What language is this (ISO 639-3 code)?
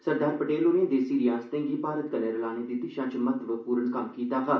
doi